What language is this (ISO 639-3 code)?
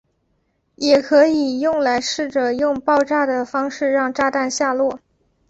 zho